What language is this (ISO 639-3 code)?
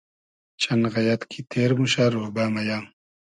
haz